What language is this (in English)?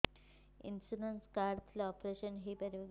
Odia